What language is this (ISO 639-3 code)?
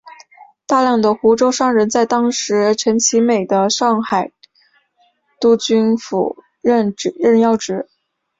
zho